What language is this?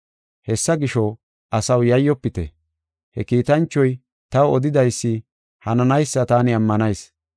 Gofa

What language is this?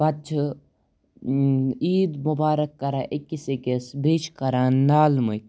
Kashmiri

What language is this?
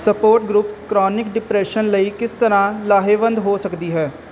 Punjabi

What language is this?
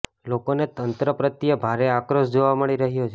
Gujarati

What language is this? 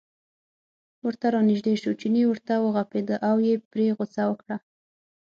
Pashto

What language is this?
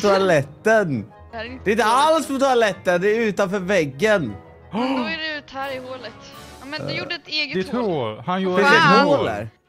Swedish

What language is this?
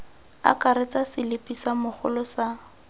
Tswana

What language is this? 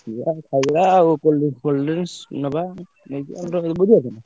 Odia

